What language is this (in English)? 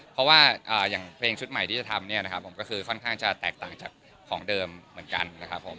Thai